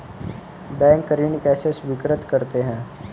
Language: Hindi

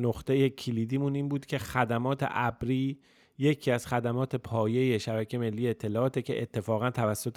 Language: Persian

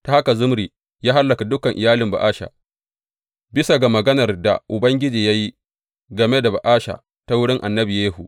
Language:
Hausa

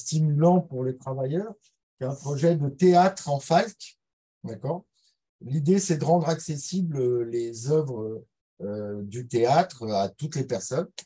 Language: French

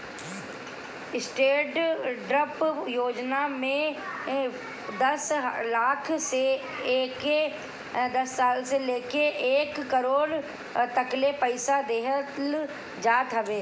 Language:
Bhojpuri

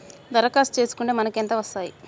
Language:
Telugu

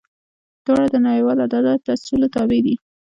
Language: Pashto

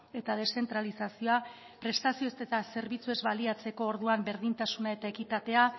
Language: Basque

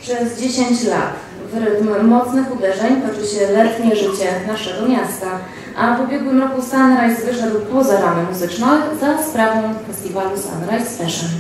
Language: Polish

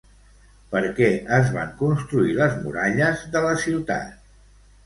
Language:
Catalan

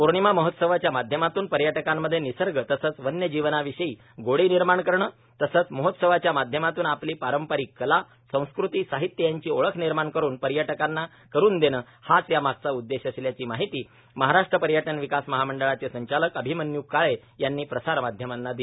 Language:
Marathi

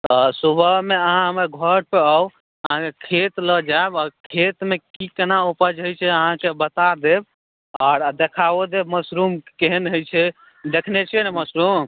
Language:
Maithili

